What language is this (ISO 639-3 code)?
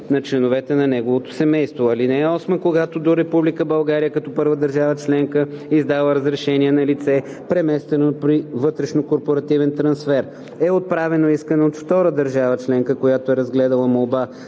bul